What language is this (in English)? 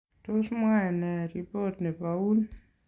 Kalenjin